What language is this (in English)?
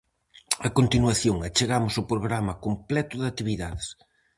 Galician